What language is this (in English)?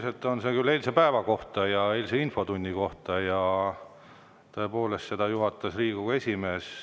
Estonian